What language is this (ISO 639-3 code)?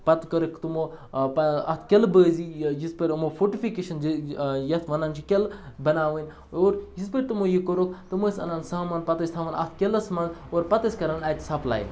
kas